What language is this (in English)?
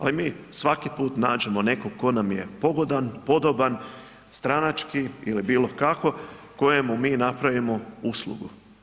Croatian